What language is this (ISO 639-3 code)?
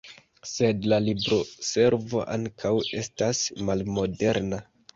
epo